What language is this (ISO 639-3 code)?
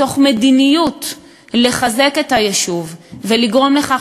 heb